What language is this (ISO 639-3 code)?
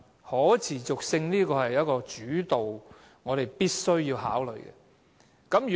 yue